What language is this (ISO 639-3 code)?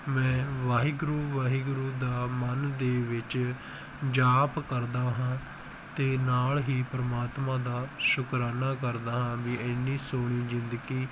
pan